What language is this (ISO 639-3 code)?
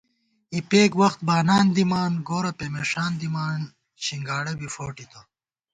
gwt